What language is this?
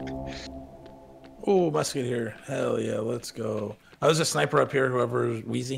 English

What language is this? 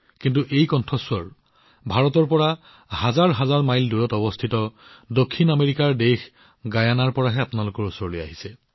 Assamese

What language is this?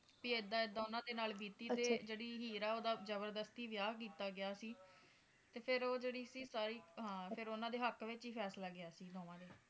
Punjabi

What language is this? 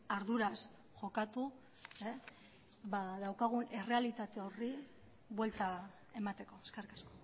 Basque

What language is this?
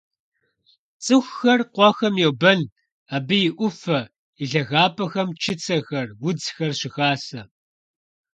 Kabardian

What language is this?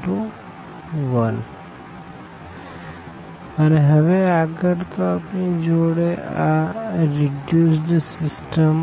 Gujarati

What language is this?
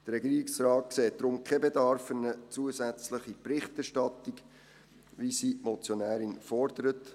Swiss German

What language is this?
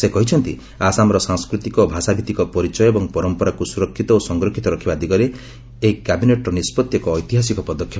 Odia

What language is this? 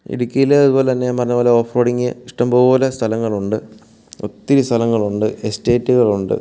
Malayalam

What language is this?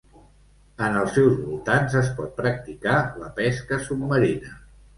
Catalan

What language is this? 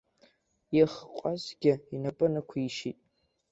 Abkhazian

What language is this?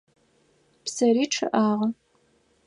Adyghe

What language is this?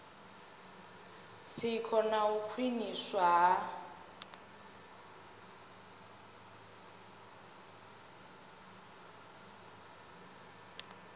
Venda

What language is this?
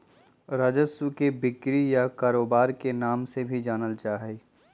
Magahi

